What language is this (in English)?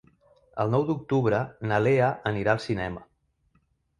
Catalan